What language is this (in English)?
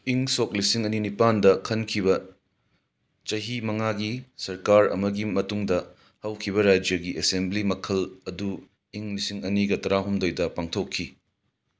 Manipuri